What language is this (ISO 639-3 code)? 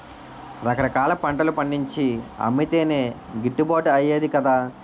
tel